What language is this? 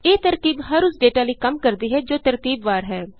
Punjabi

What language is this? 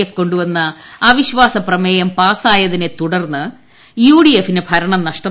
Malayalam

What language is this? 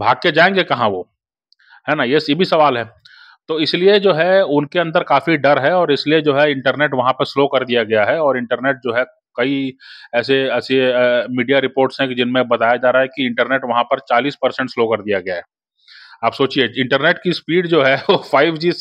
Hindi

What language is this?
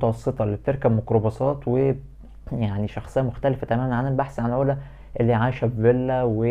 Arabic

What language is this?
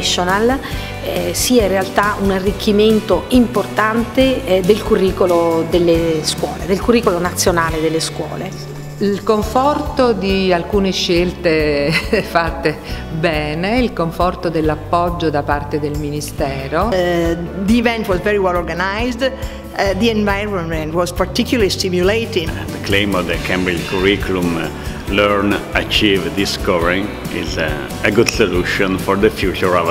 Italian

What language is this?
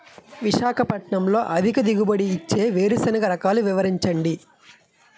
Telugu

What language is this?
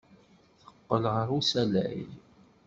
Kabyle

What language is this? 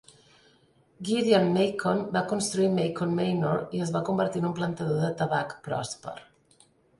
Catalan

